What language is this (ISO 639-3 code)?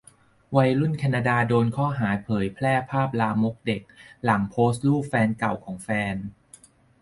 tha